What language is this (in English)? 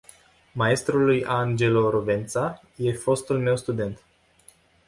Romanian